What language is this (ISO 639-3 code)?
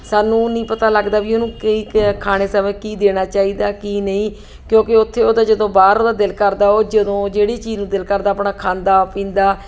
pan